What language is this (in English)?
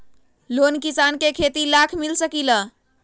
Magahi